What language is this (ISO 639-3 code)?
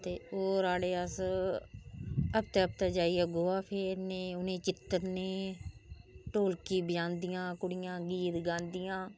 doi